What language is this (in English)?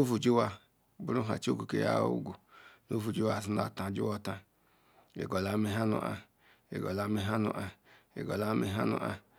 Ikwere